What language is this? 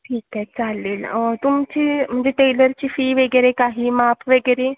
Marathi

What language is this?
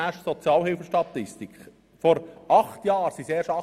Swiss German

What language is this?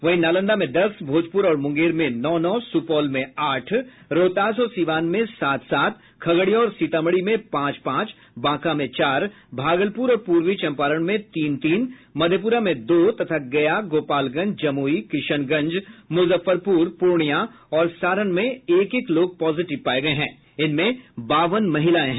Hindi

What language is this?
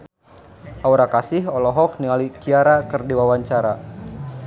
Sundanese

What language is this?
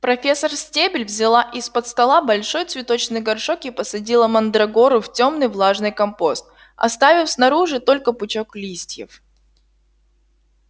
Russian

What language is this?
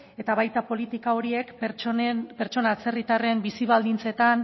Basque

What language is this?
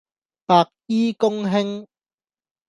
Cantonese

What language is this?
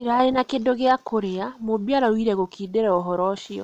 Kikuyu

